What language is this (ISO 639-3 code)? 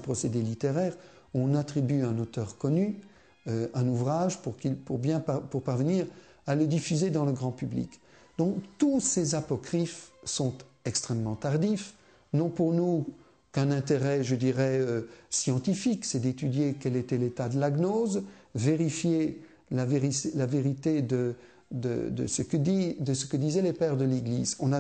fra